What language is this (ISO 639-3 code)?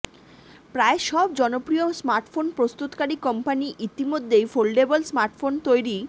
ben